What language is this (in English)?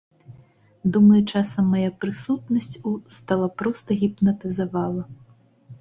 Belarusian